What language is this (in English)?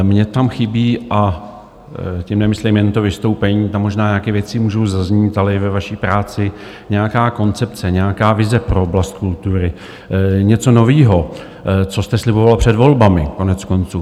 Czech